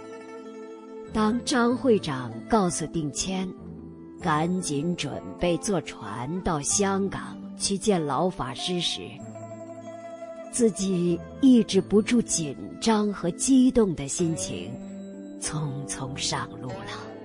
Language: Chinese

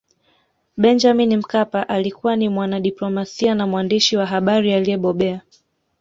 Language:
Swahili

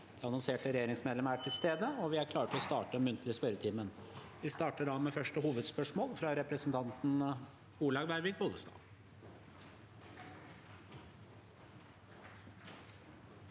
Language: Norwegian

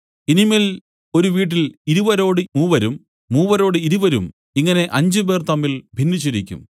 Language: Malayalam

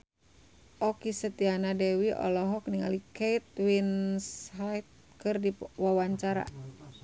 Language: Sundanese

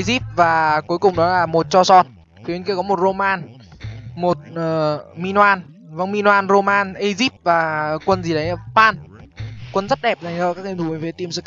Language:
Vietnamese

